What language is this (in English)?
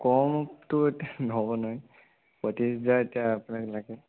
Assamese